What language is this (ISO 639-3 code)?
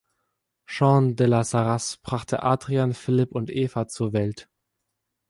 deu